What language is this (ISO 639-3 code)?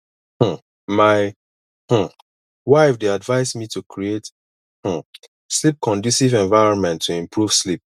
pcm